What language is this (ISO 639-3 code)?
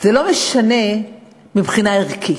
heb